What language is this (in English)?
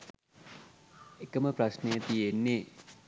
Sinhala